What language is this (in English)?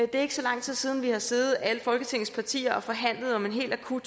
Danish